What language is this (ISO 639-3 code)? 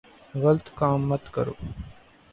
urd